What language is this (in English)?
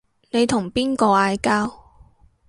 Cantonese